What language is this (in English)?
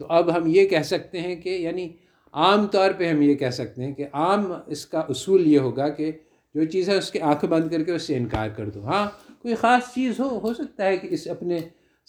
Urdu